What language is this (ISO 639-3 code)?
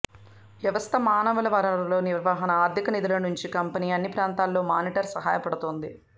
tel